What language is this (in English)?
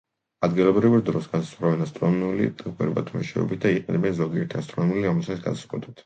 Georgian